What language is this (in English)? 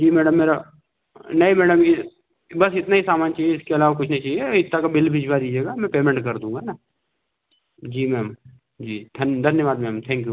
Hindi